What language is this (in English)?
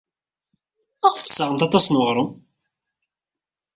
Kabyle